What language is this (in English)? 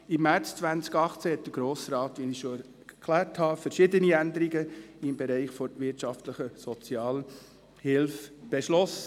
Swiss German